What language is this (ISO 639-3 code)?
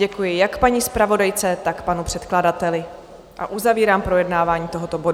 ces